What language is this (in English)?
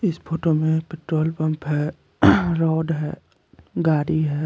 Hindi